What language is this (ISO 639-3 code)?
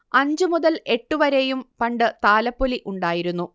mal